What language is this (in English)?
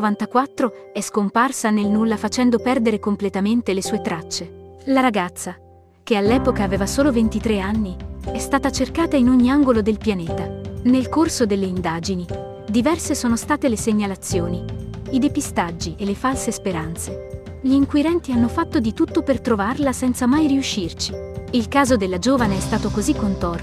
Italian